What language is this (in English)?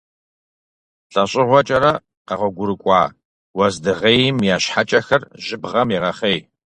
Kabardian